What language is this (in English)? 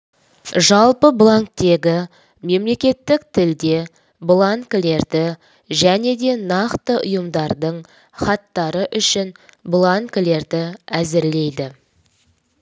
Kazakh